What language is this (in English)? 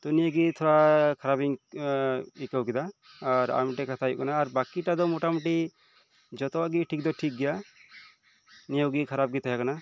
Santali